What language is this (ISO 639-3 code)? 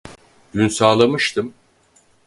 tur